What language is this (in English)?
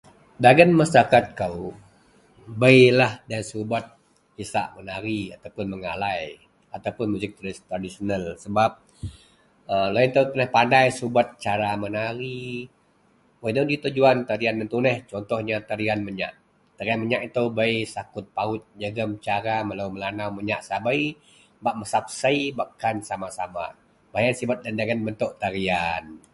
Central Melanau